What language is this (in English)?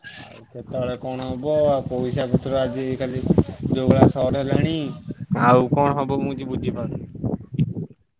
Odia